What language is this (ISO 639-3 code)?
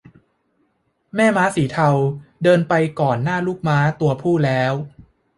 tha